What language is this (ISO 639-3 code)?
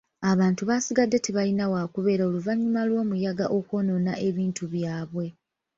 lug